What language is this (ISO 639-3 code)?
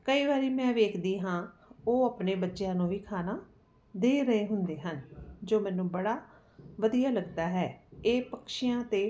pan